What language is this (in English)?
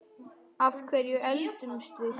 Icelandic